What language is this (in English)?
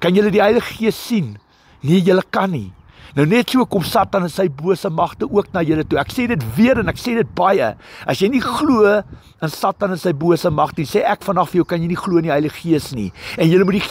Dutch